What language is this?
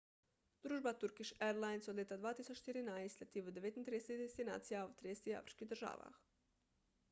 Slovenian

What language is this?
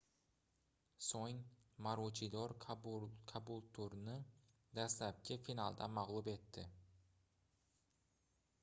Uzbek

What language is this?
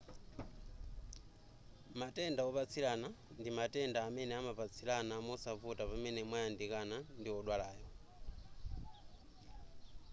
Nyanja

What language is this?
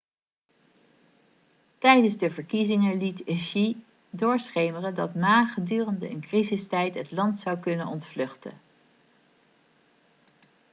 Dutch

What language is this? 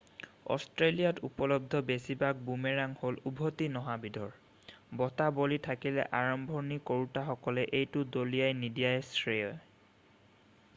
Assamese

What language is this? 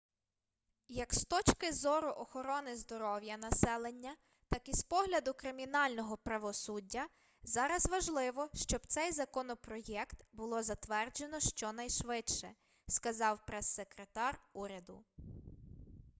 Ukrainian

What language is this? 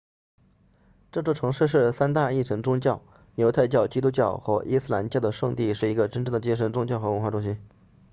Chinese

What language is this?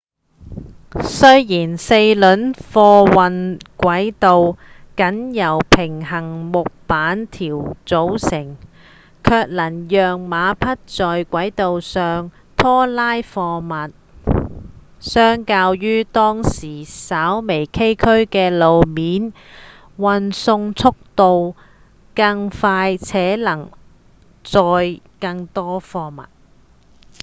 Cantonese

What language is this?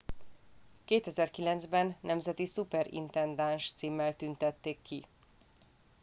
Hungarian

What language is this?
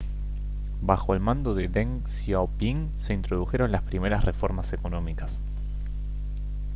Spanish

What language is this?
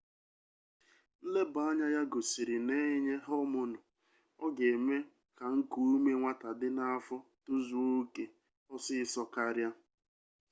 Igbo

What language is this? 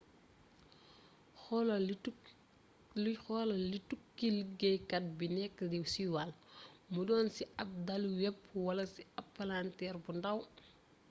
Wolof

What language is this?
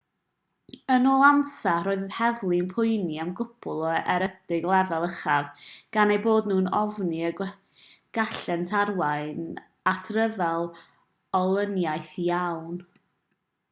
Welsh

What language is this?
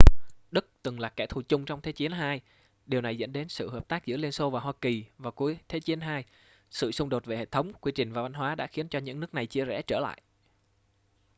Vietnamese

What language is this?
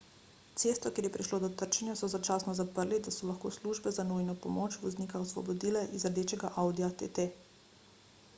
Slovenian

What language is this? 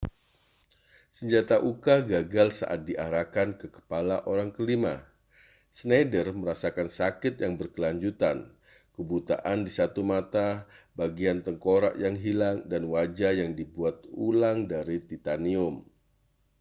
Indonesian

